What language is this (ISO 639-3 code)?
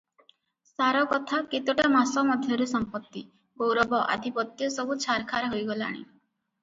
ori